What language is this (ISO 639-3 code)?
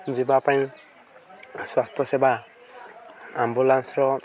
ori